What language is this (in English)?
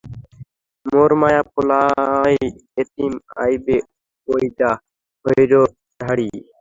Bangla